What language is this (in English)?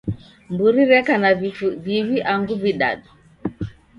Taita